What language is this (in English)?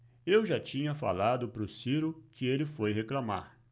Portuguese